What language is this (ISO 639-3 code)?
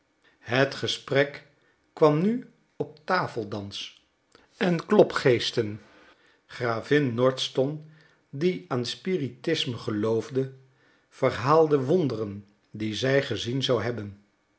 nld